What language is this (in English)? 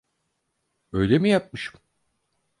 Turkish